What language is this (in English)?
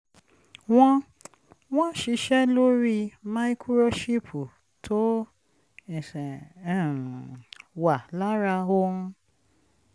Yoruba